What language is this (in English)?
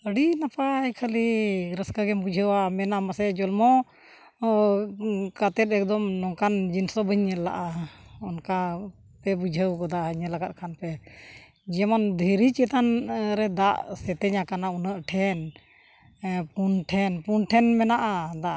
Santali